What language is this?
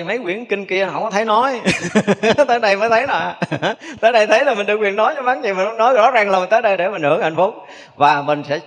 Vietnamese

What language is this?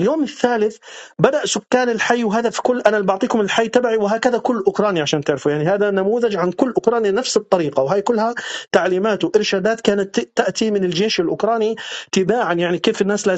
Arabic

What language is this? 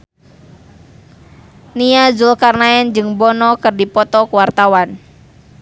Sundanese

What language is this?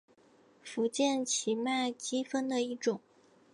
Chinese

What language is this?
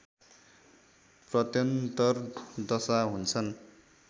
Nepali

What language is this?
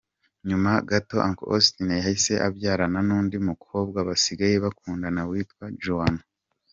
Kinyarwanda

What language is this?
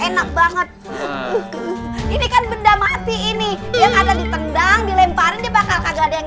Indonesian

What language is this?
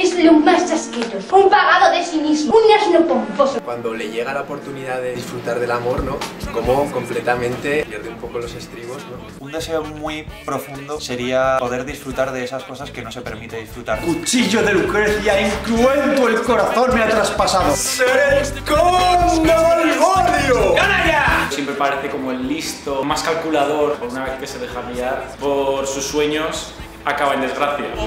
Spanish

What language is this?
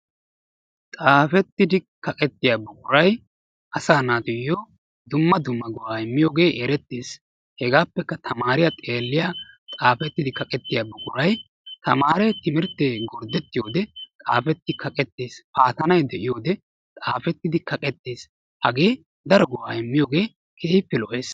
Wolaytta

